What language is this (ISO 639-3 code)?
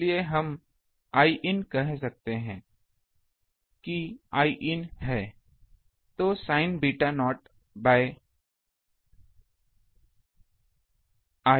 hin